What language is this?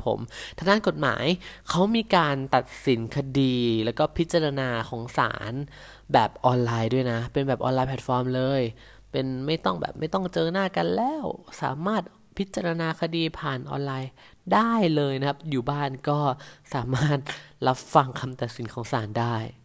Thai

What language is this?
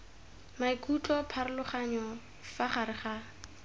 Tswana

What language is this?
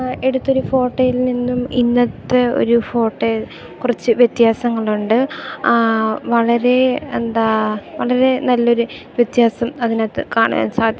Malayalam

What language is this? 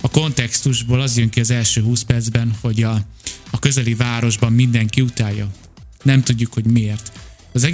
Hungarian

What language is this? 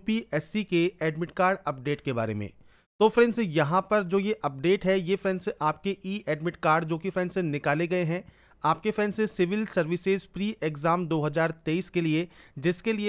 Hindi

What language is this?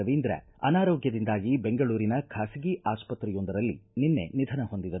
Kannada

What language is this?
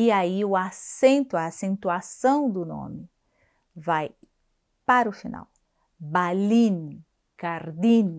Portuguese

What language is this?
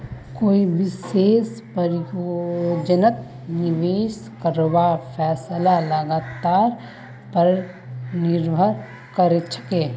Magahi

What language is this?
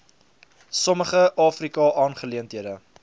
Afrikaans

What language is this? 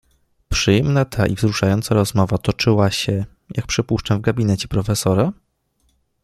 Polish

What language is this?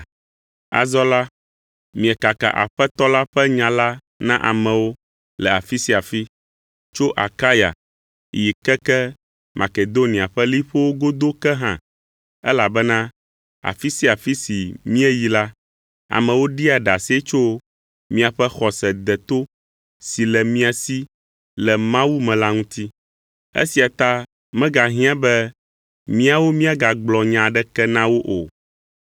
Ewe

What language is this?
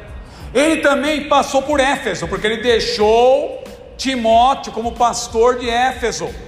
Portuguese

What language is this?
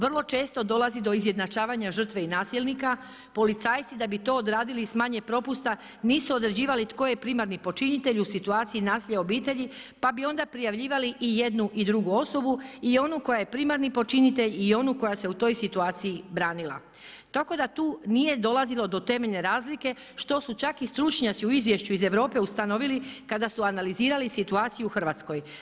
Croatian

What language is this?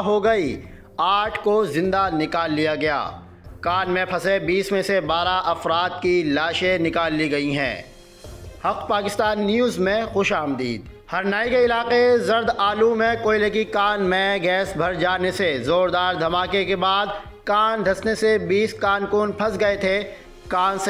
Hindi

